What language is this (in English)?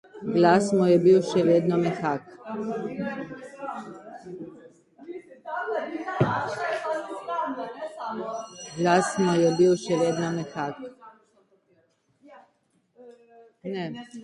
Slovenian